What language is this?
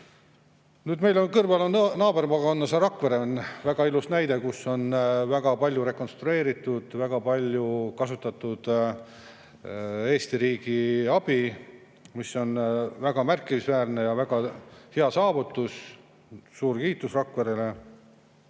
Estonian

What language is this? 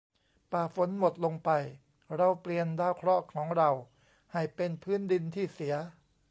Thai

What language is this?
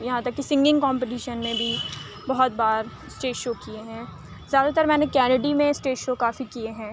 Urdu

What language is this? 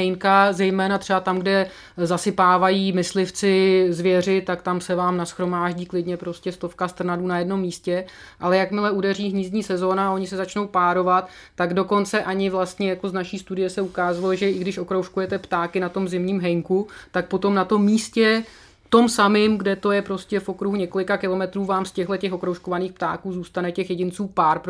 Czech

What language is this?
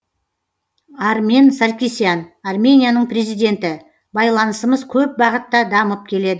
Kazakh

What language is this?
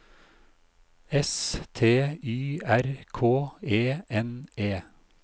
Norwegian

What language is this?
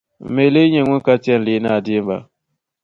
Dagbani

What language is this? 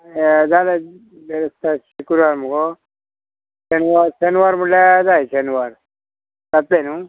Konkani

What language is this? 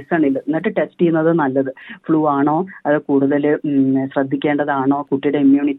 Malayalam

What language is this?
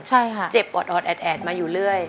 Thai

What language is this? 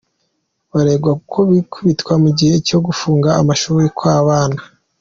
Kinyarwanda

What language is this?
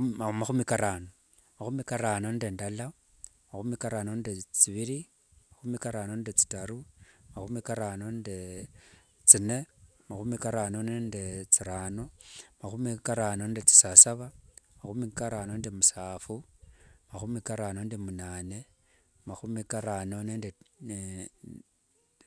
Wanga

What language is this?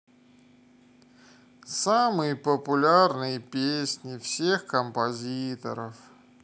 Russian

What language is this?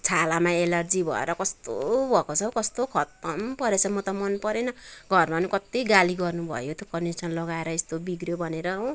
Nepali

